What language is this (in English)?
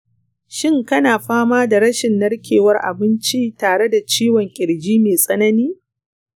Hausa